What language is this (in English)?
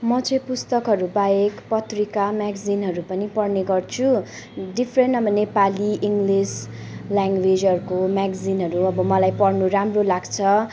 Nepali